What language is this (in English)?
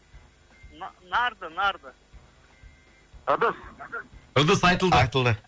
Kazakh